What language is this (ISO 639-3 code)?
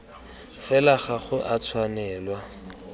tsn